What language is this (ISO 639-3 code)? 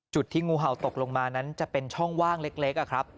tha